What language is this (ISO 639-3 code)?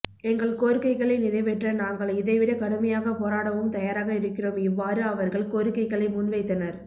tam